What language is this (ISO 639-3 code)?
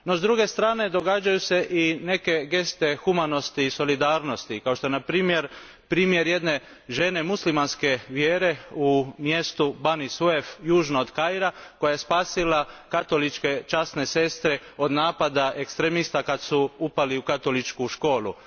hrv